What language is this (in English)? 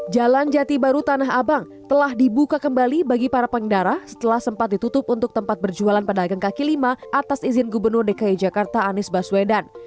Indonesian